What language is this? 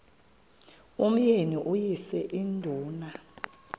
Xhosa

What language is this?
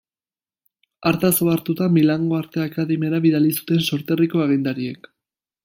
Basque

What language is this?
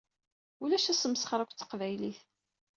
Kabyle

